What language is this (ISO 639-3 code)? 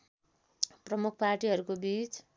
nep